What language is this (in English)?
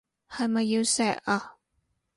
Cantonese